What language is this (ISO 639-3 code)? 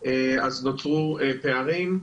heb